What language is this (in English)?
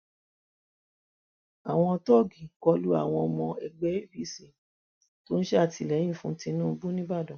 Yoruba